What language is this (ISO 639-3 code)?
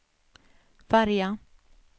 swe